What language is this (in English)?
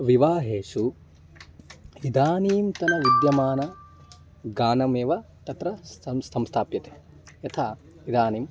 Sanskrit